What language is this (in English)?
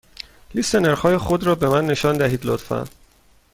Persian